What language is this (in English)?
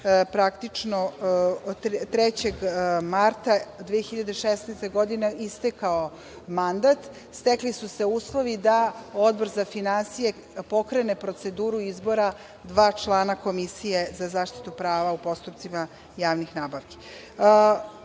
Serbian